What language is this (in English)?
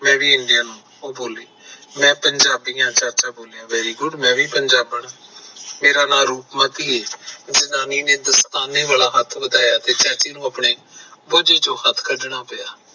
Punjabi